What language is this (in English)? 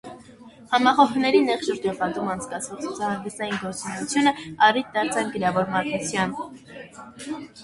Armenian